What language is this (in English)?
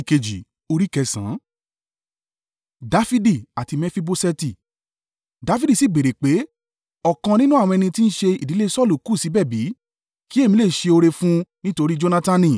Yoruba